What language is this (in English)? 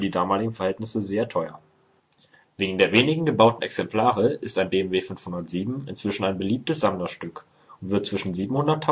German